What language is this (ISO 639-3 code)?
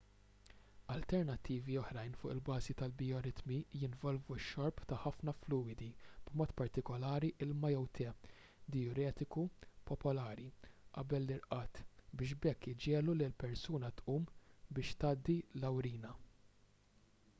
mlt